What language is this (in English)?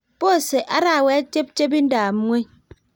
Kalenjin